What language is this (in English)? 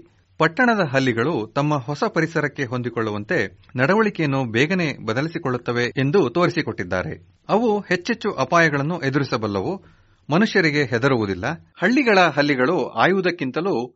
Kannada